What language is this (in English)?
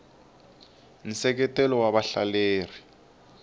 Tsonga